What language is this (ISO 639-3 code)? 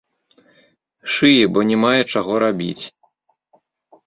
bel